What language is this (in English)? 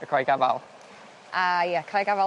Welsh